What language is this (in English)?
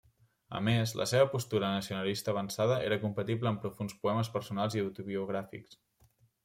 Catalan